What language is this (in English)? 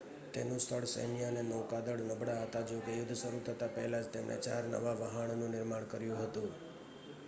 Gujarati